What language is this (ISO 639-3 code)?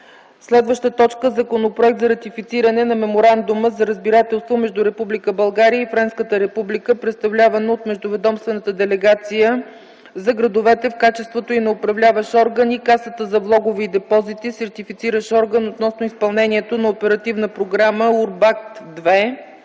bul